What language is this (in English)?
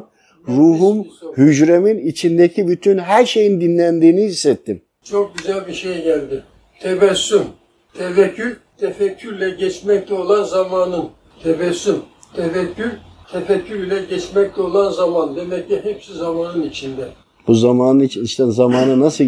Turkish